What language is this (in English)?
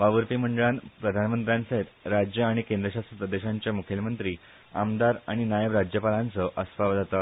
Konkani